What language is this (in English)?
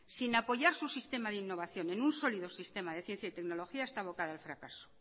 Spanish